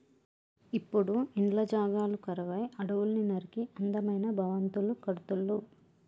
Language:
Telugu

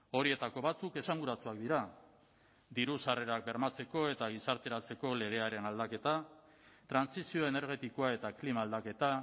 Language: Basque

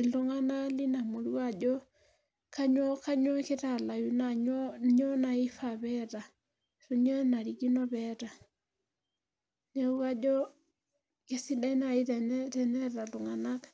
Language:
Masai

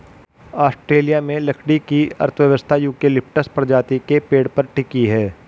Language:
Hindi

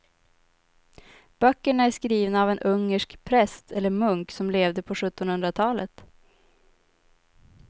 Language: Swedish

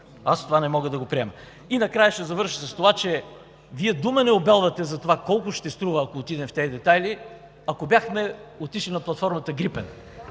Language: Bulgarian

